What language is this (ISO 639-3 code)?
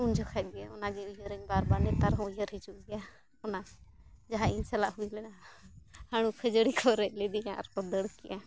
sat